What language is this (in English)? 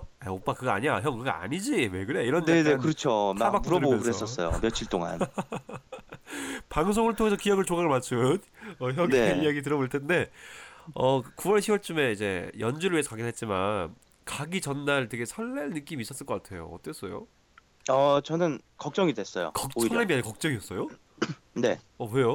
Korean